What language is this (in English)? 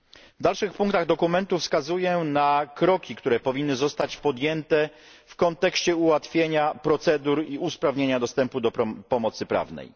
Polish